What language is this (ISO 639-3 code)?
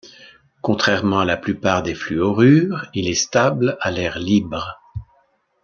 fra